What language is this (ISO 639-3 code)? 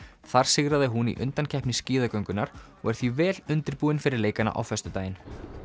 isl